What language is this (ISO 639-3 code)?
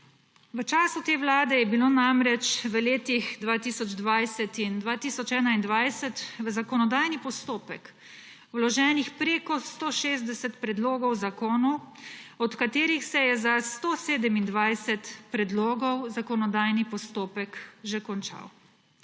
slv